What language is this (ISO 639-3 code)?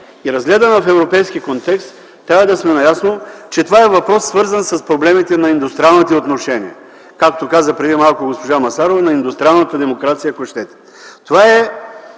bul